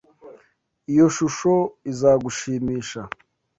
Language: Kinyarwanda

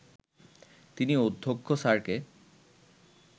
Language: Bangla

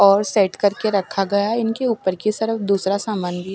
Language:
Hindi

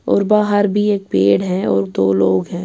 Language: Urdu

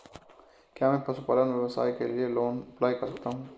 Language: Hindi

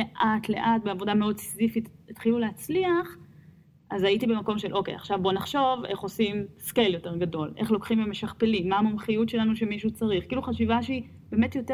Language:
Hebrew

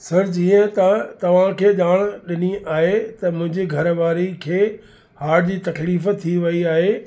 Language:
Sindhi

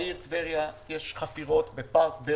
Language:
Hebrew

